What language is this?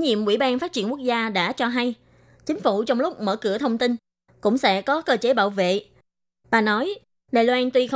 Vietnamese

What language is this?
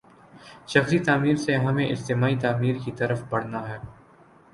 Urdu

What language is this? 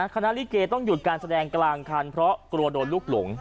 Thai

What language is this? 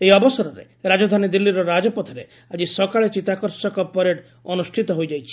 Odia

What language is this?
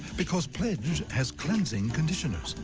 English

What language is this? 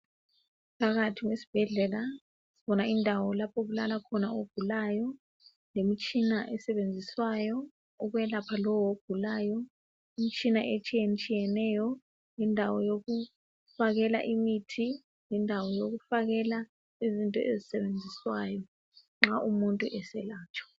North Ndebele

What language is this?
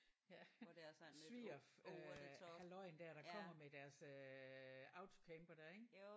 Danish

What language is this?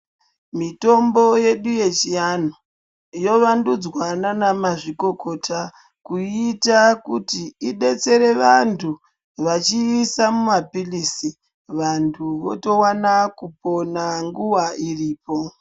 Ndau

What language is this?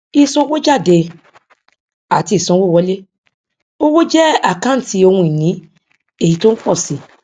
Yoruba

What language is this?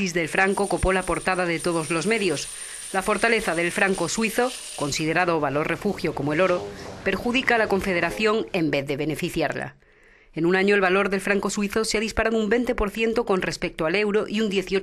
Spanish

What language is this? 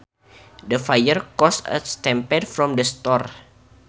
Sundanese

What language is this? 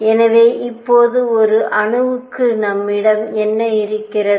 Tamil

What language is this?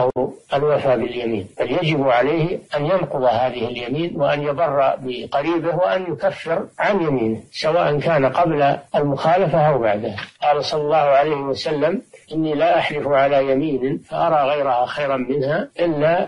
Arabic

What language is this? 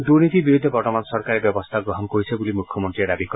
Assamese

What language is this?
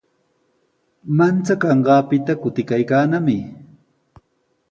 Sihuas Ancash Quechua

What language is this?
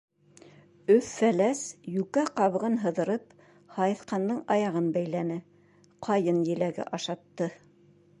Bashkir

